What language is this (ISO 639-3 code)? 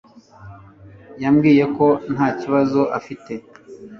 kin